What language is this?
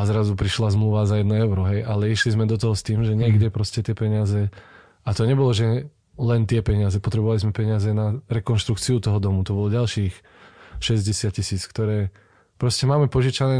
Slovak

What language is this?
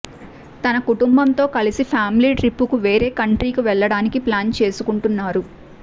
Telugu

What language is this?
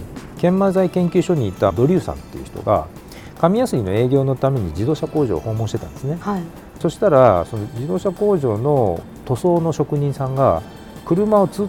Japanese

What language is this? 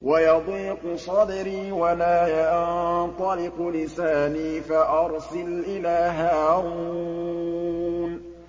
Arabic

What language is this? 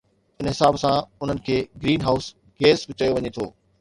Sindhi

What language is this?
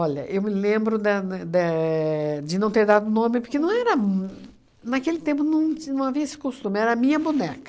Portuguese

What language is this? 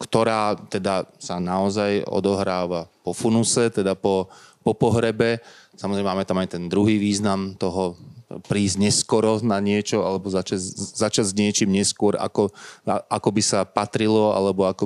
Slovak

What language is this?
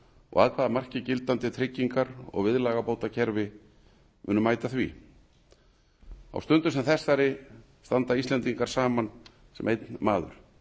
Icelandic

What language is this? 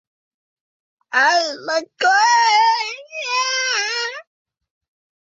Thai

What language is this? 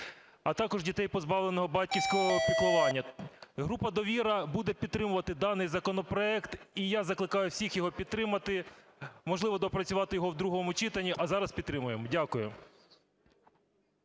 Ukrainian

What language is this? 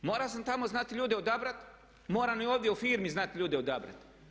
Croatian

